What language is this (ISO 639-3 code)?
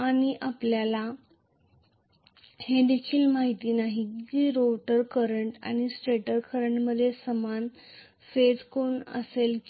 mar